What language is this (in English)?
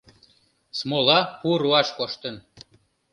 Mari